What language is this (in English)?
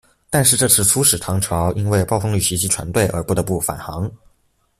Chinese